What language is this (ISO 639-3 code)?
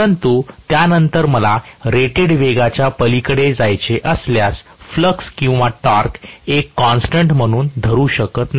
mar